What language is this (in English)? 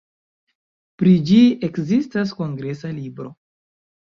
Esperanto